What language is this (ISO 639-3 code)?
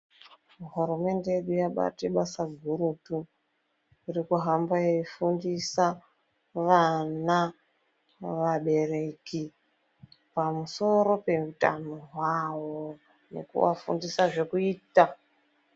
ndc